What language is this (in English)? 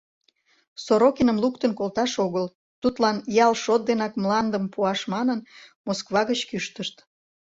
Mari